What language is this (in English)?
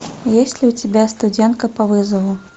Russian